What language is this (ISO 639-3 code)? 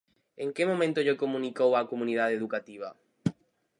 glg